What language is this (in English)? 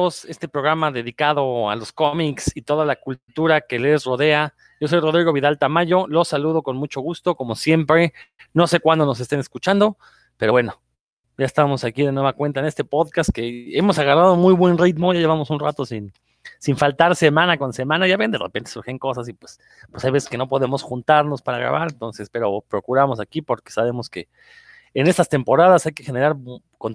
Spanish